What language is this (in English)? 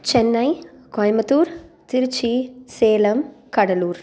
Tamil